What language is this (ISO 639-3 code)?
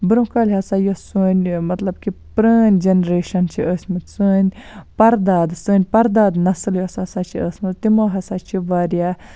kas